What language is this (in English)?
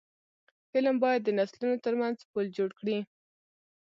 Pashto